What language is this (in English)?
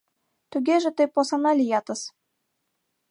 Mari